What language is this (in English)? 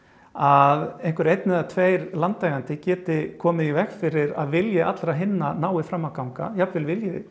Icelandic